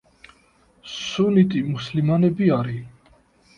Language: Georgian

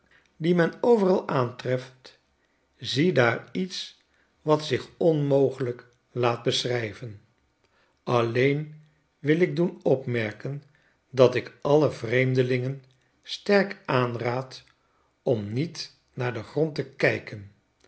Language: Dutch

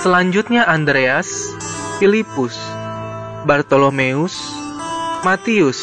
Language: Indonesian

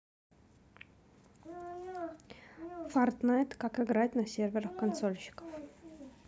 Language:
Russian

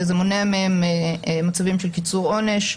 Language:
Hebrew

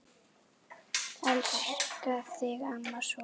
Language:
Icelandic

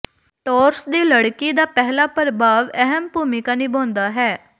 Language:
Punjabi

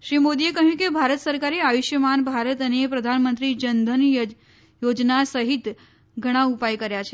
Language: Gujarati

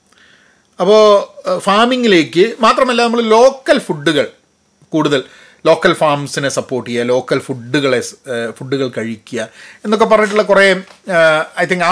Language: Malayalam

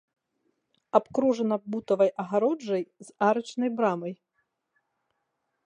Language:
Belarusian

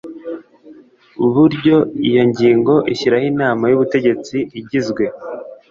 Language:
Kinyarwanda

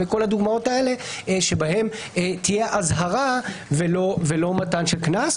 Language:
Hebrew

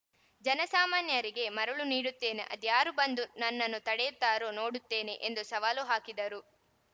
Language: Kannada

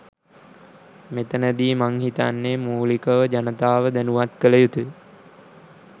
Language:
Sinhala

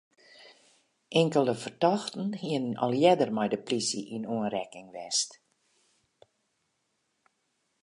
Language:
Western Frisian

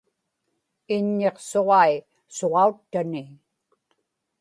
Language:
Inupiaq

